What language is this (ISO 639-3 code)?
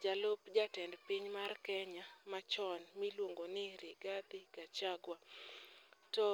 luo